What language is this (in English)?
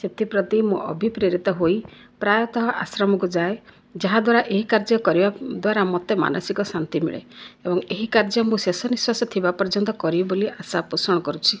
Odia